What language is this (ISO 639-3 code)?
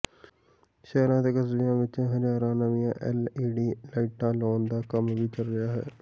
pan